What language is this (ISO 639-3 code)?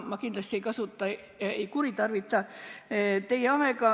est